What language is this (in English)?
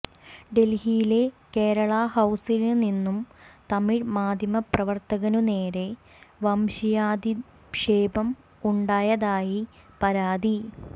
Malayalam